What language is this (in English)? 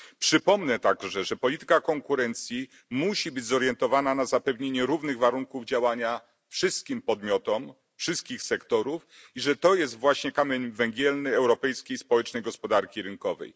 Polish